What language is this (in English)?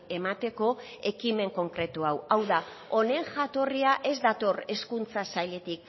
Basque